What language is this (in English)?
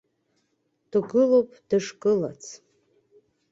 Abkhazian